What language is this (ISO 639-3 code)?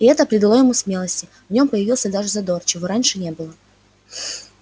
rus